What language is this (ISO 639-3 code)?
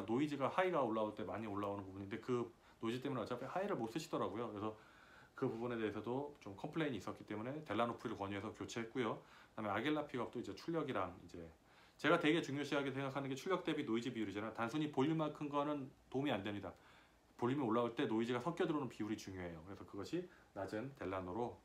kor